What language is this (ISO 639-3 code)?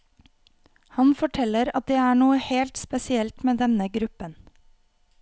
nor